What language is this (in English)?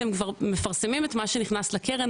Hebrew